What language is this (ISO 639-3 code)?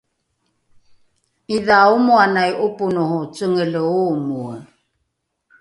dru